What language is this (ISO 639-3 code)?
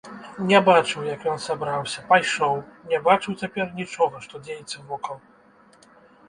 bel